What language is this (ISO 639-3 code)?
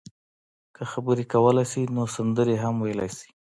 pus